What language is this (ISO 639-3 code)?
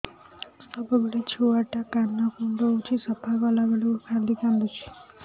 ori